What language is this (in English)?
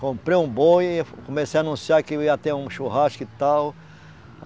Portuguese